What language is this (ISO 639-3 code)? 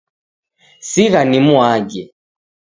dav